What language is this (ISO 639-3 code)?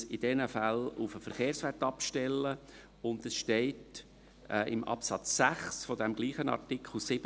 gsw